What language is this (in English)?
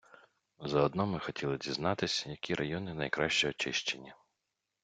Ukrainian